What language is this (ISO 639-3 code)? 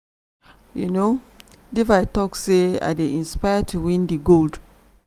pcm